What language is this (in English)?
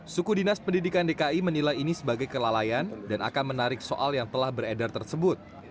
Indonesian